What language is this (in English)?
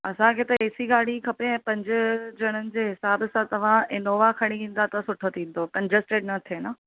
Sindhi